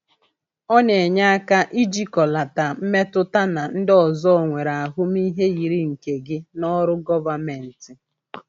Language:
Igbo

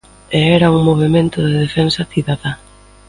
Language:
Galician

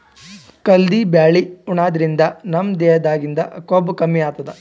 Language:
Kannada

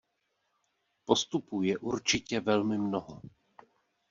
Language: Czech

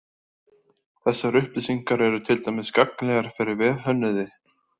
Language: Icelandic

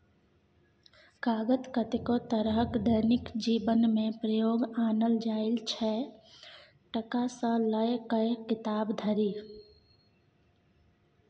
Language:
Maithili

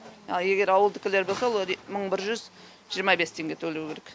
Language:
Kazakh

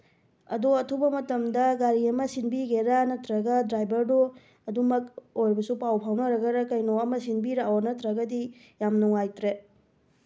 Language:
Manipuri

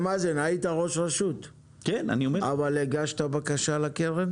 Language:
Hebrew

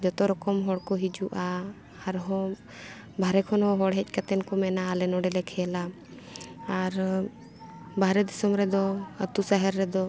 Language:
Santali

